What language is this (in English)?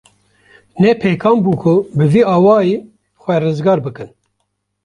Kurdish